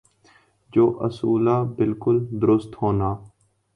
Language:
Urdu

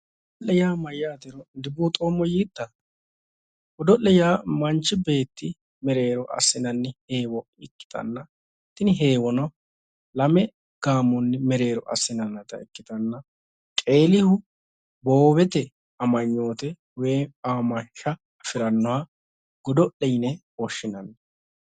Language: Sidamo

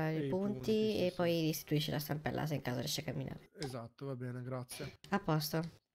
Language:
Italian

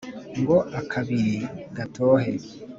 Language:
Kinyarwanda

